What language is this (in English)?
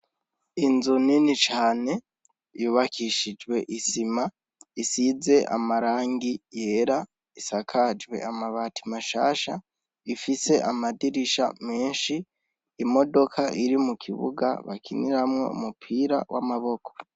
Rundi